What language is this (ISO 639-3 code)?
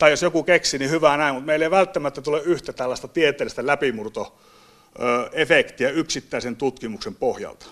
fin